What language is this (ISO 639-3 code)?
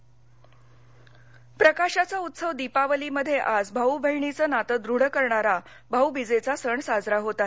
mar